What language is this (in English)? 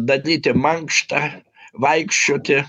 Lithuanian